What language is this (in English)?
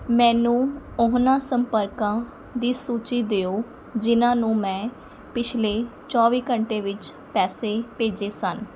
Punjabi